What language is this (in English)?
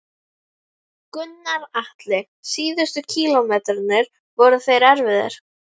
Icelandic